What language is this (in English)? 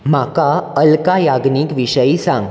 Konkani